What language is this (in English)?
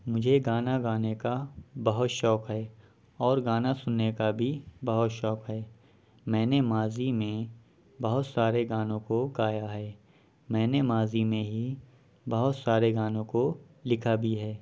Urdu